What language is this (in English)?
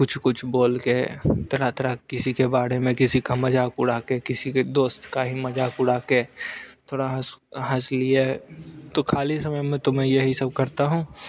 Hindi